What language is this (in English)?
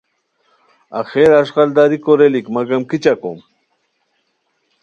Khowar